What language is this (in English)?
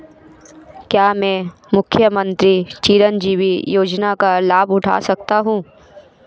Hindi